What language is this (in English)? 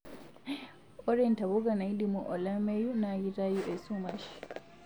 Masai